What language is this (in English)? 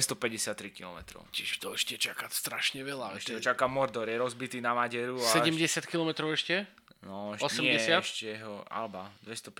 Slovak